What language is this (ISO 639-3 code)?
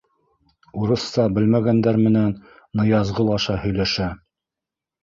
bak